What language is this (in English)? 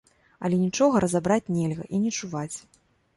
Belarusian